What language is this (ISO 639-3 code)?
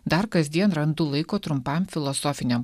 lit